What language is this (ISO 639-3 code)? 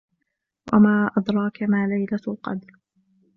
ara